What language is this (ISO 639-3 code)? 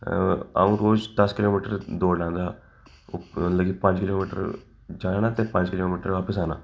doi